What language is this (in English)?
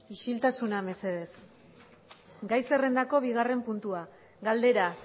Basque